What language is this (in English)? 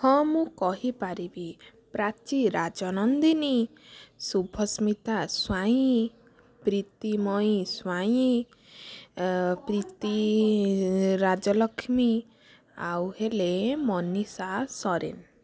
Odia